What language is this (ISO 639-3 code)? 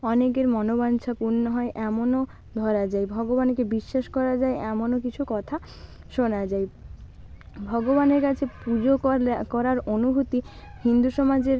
ben